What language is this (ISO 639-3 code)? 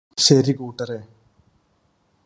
mal